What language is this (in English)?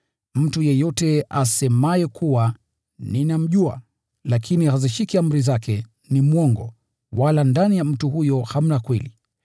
Swahili